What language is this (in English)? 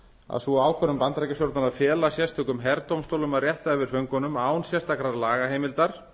Icelandic